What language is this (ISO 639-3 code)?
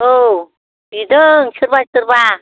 brx